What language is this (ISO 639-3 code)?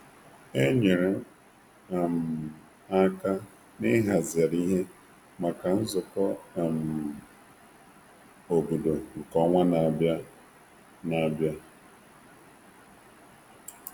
ibo